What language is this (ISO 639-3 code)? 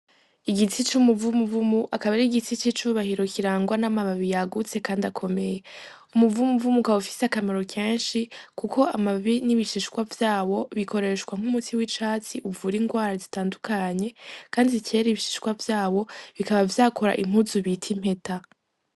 run